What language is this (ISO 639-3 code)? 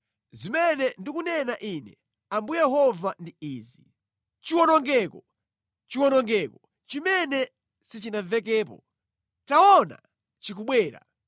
nya